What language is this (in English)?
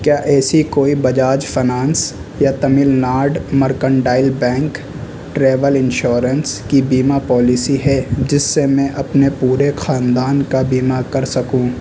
Urdu